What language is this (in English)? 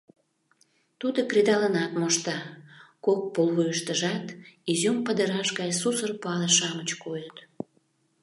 Mari